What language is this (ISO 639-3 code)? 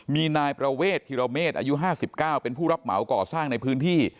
tha